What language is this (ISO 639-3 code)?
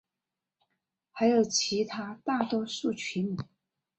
zho